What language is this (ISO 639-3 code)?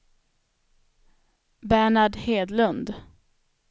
swe